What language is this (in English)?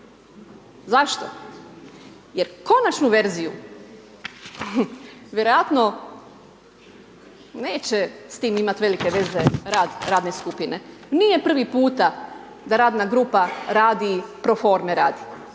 Croatian